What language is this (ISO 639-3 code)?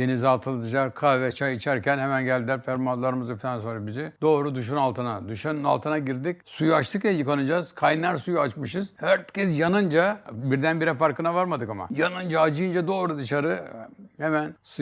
tur